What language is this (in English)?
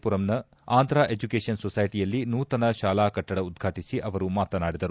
Kannada